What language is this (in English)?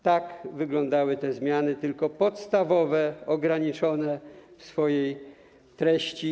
Polish